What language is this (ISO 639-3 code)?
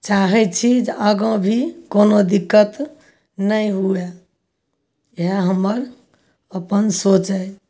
mai